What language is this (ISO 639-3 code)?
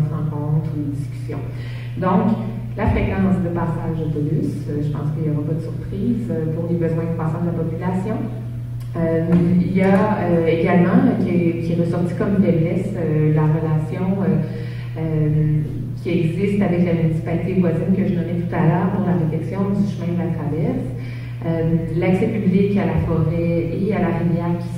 fra